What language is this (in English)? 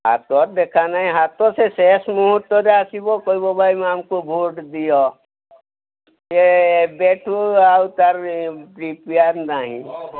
Odia